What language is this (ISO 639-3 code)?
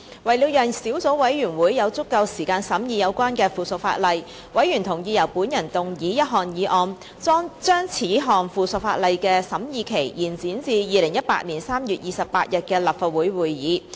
yue